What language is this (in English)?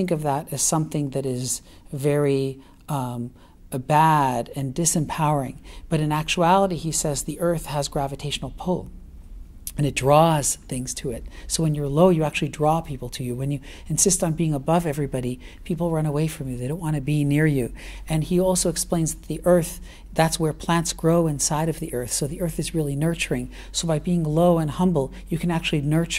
English